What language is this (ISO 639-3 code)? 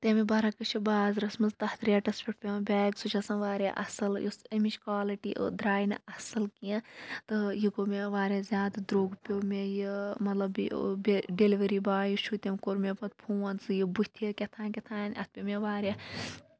kas